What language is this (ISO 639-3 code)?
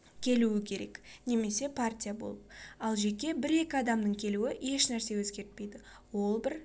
kaz